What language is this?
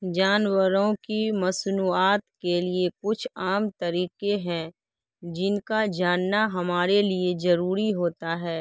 Urdu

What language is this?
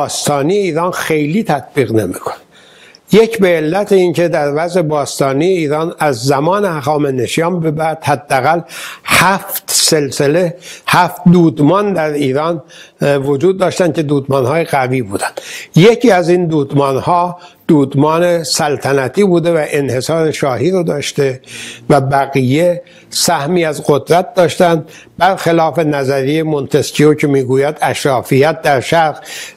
Persian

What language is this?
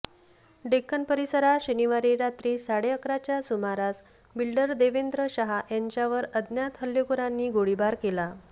Marathi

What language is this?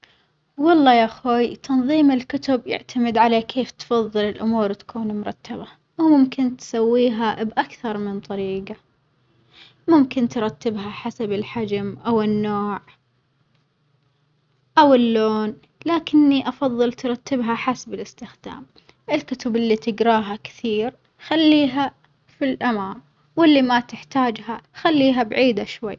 Omani Arabic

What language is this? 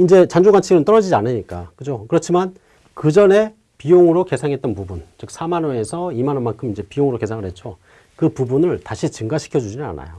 Korean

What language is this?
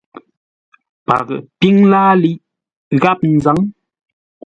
Ngombale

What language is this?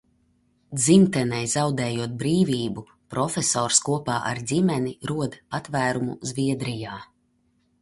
Latvian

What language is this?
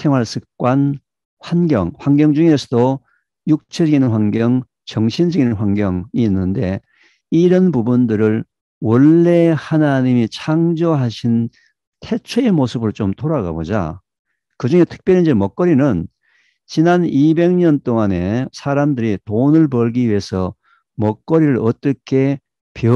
Korean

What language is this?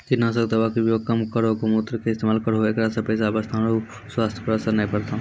Maithili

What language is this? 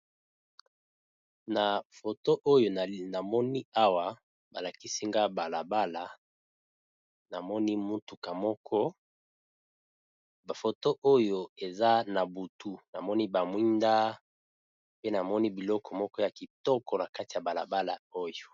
Lingala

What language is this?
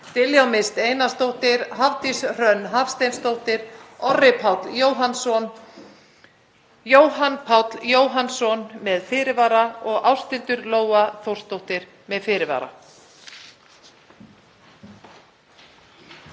Icelandic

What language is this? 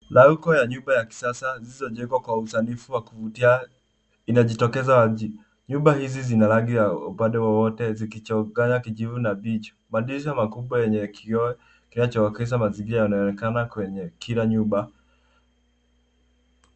Swahili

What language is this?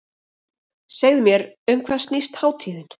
Icelandic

